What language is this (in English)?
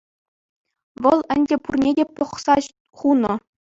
Chuvash